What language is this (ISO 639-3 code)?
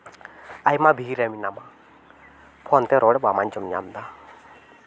sat